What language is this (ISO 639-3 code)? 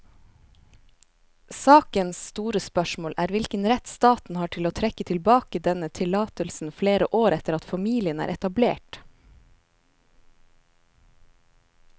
nor